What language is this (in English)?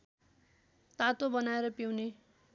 Nepali